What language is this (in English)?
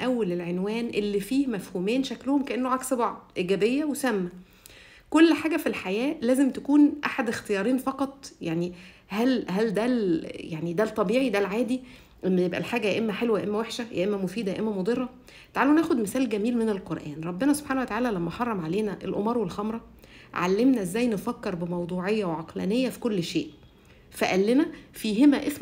Arabic